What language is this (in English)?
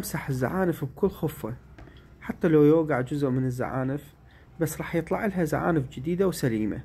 Arabic